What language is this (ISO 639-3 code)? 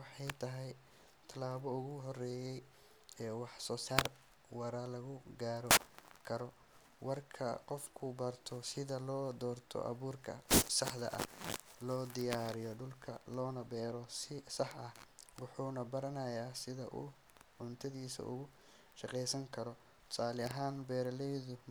som